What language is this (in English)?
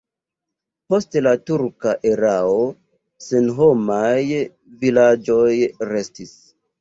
Esperanto